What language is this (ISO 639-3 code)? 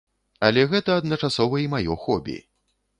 bel